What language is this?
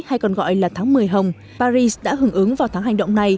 Vietnamese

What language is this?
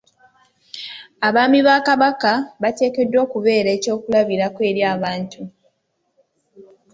Ganda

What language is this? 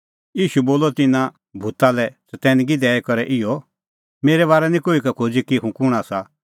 Kullu Pahari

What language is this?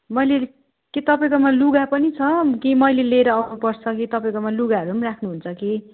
Nepali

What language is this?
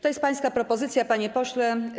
Polish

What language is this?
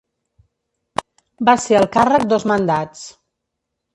Catalan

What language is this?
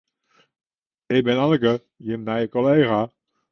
Western Frisian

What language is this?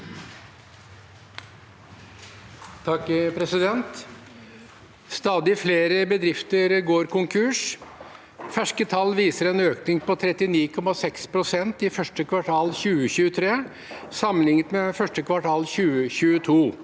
Norwegian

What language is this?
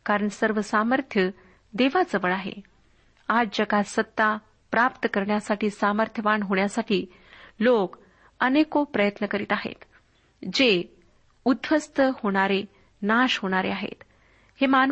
Marathi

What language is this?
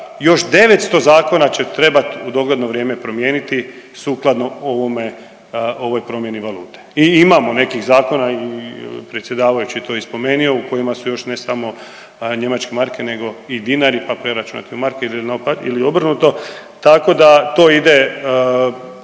Croatian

